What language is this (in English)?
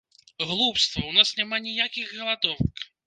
Belarusian